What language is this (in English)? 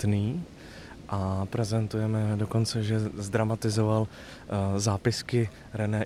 Czech